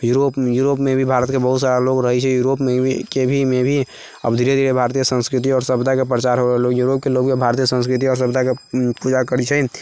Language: Maithili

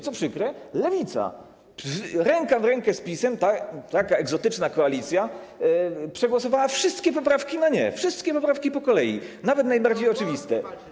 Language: Polish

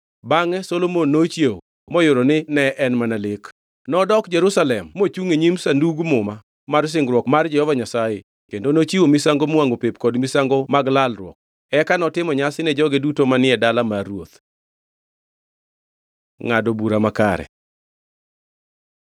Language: Luo (Kenya and Tanzania)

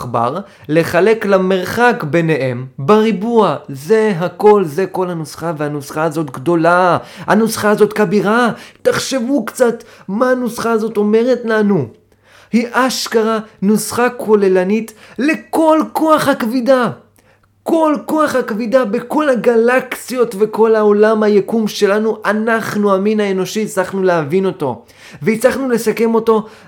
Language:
Hebrew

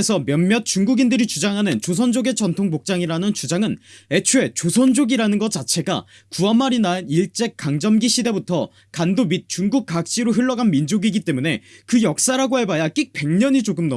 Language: Korean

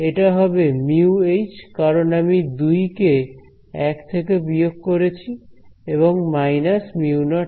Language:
Bangla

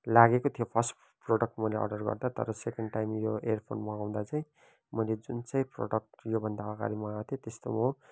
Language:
Nepali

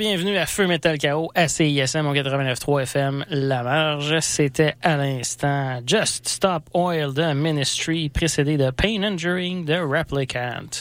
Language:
French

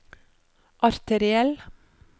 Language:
Norwegian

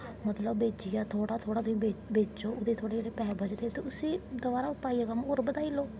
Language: Dogri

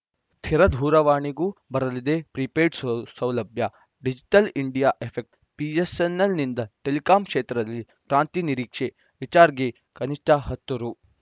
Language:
Kannada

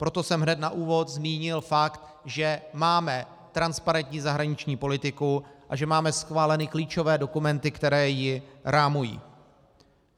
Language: Czech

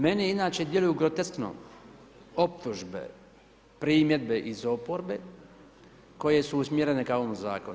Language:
Croatian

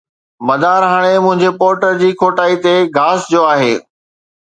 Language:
Sindhi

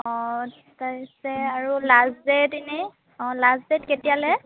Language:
Assamese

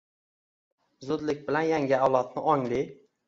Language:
Uzbek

